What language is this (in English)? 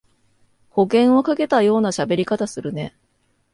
Japanese